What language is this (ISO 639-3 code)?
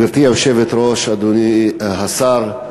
heb